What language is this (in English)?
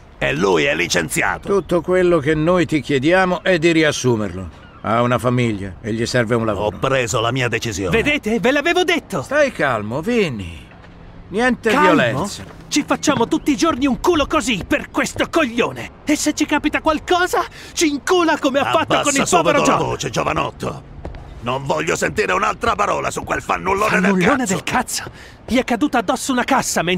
Italian